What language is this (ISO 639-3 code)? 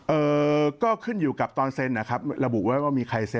tha